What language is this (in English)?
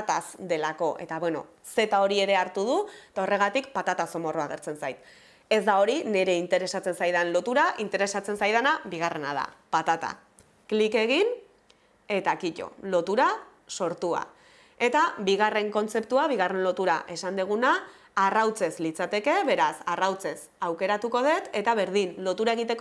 Basque